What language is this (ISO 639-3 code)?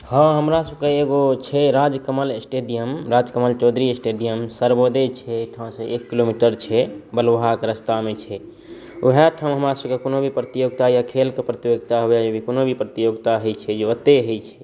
mai